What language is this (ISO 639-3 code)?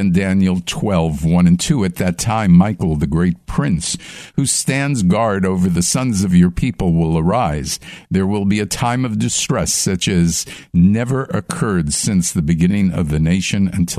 eng